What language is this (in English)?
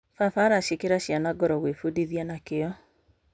Kikuyu